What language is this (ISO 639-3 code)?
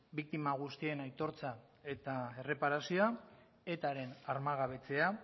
eus